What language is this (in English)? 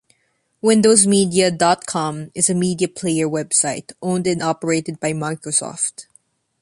English